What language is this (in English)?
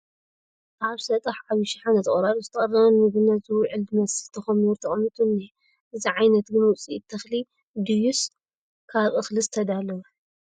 Tigrinya